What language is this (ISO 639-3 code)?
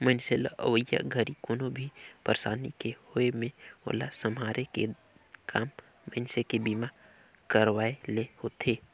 hne